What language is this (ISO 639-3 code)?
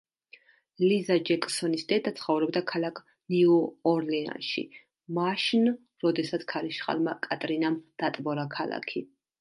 kat